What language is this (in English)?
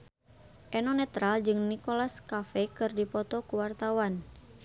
Sundanese